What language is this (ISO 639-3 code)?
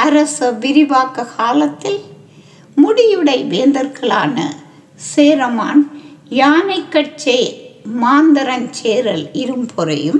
tam